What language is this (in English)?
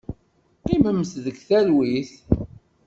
Kabyle